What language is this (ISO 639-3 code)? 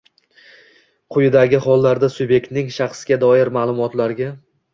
uzb